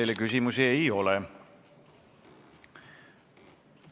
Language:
Estonian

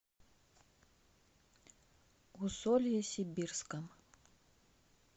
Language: Russian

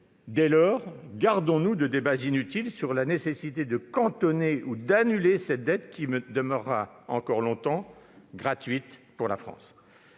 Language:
French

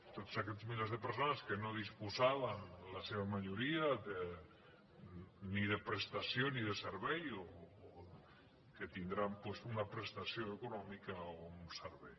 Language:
Catalan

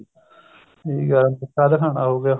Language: Punjabi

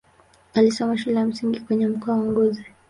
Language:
Swahili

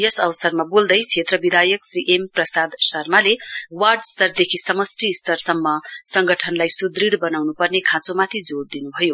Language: Nepali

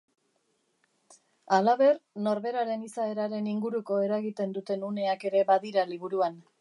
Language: Basque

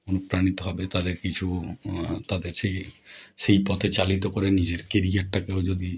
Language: Bangla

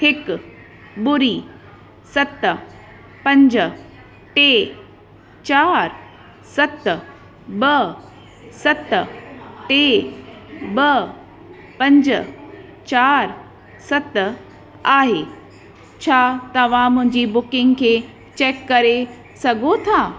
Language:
Sindhi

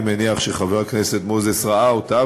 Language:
Hebrew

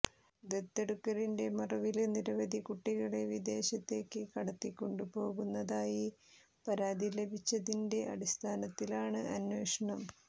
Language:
Malayalam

